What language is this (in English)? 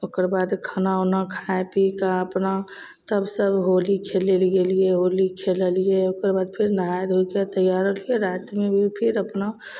Maithili